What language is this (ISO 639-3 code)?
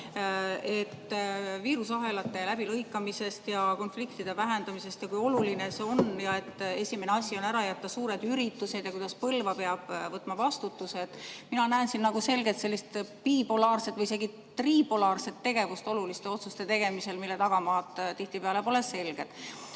est